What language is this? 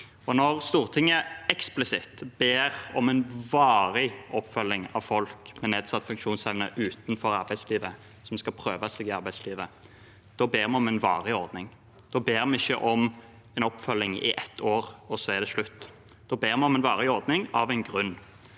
Norwegian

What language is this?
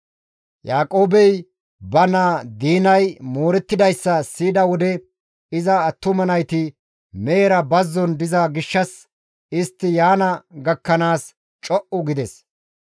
Gamo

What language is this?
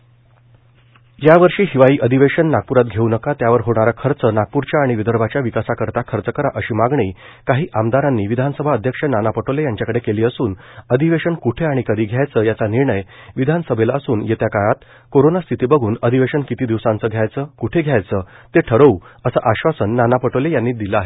Marathi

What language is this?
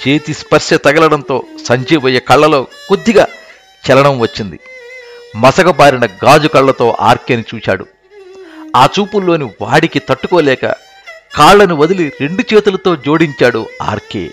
Telugu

